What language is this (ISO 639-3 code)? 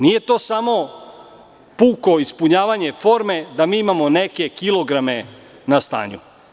srp